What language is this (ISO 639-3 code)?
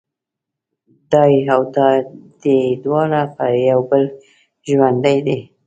pus